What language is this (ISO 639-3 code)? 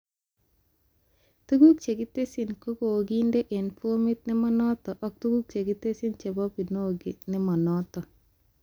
kln